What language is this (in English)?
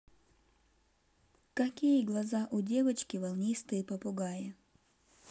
Russian